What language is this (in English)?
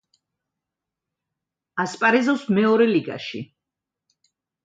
Georgian